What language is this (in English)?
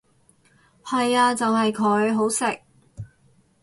Cantonese